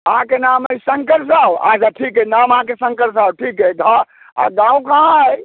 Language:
Maithili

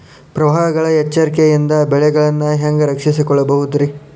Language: Kannada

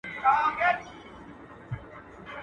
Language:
Pashto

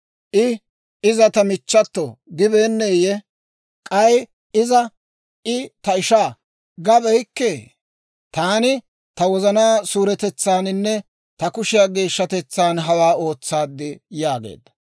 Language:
Dawro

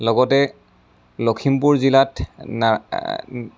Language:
Assamese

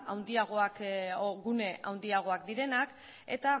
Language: Basque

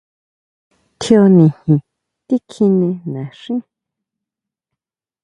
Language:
Huautla Mazatec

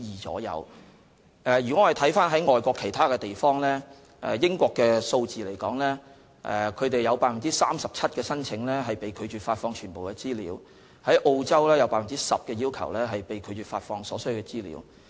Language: Cantonese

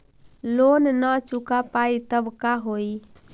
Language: Magahi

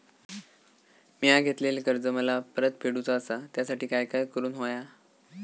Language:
Marathi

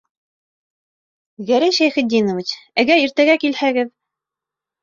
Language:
Bashkir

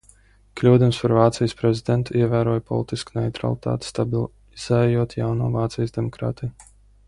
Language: Latvian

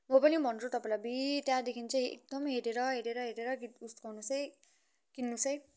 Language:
Nepali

